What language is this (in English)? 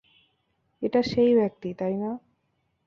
Bangla